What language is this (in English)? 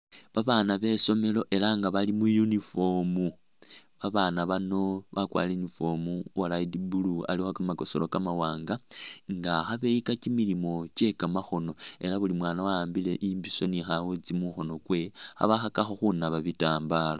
Masaaba